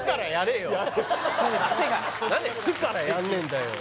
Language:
Japanese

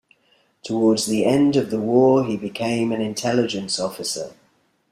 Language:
English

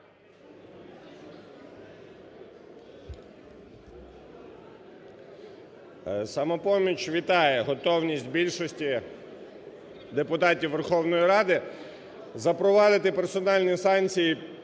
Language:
Ukrainian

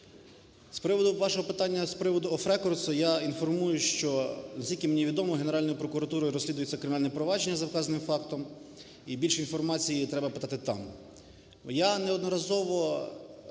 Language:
Ukrainian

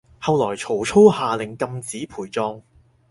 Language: Cantonese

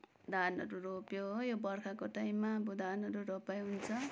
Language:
Nepali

